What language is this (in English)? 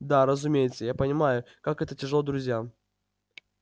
Russian